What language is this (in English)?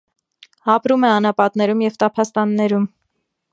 Armenian